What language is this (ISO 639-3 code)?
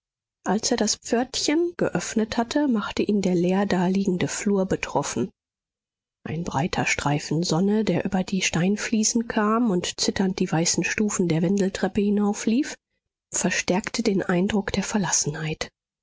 deu